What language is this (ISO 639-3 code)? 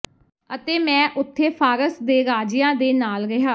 pan